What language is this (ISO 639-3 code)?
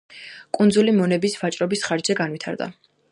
kat